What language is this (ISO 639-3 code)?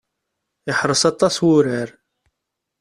kab